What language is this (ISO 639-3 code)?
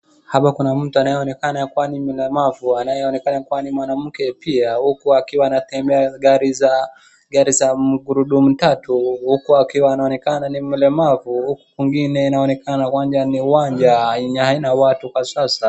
swa